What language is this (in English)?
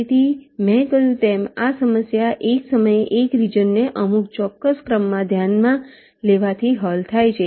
Gujarati